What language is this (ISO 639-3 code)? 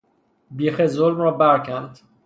fas